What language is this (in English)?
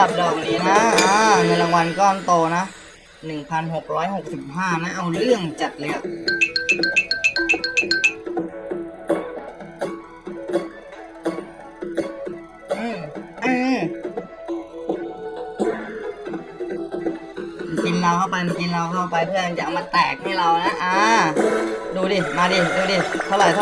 Thai